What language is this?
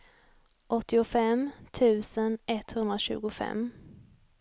Swedish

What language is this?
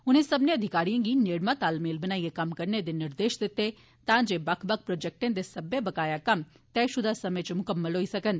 Dogri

